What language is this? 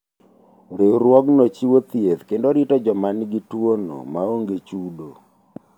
Luo (Kenya and Tanzania)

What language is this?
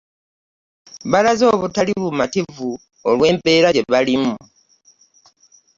Ganda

